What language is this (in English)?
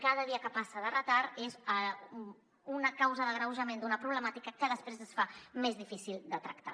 Catalan